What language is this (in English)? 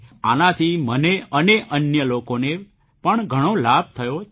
Gujarati